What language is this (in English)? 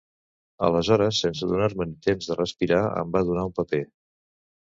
Catalan